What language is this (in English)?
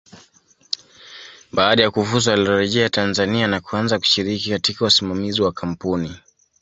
Swahili